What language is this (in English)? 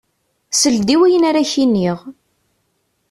Kabyle